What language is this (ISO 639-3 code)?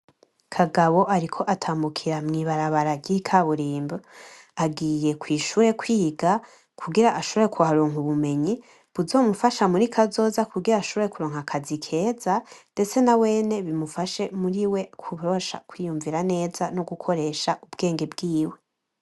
run